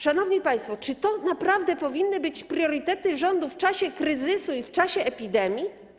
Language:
Polish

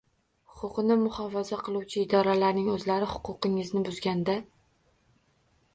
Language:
Uzbek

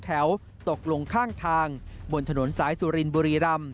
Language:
Thai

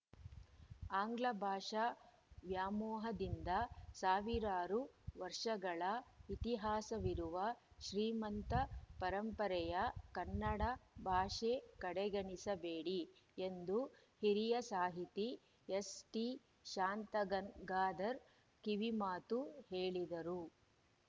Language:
Kannada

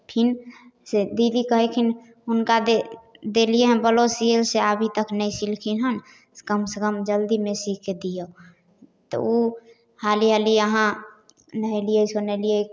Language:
Maithili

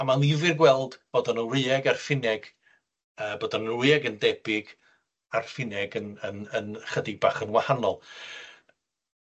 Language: Welsh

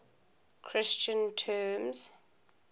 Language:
English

